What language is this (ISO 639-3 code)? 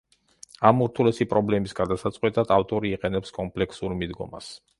kat